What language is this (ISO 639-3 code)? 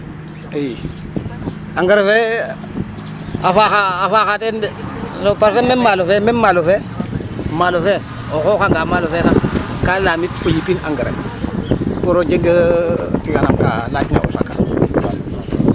srr